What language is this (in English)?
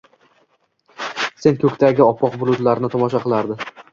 Uzbek